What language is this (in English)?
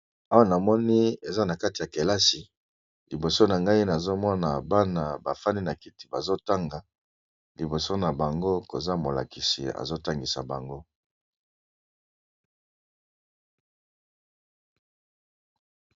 Lingala